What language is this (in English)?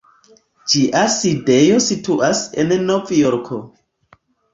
Esperanto